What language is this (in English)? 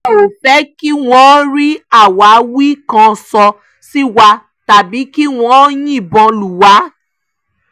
Yoruba